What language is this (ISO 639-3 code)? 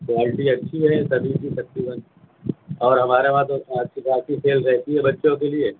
urd